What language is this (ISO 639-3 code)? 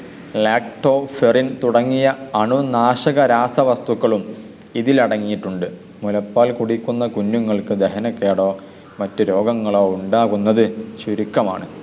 mal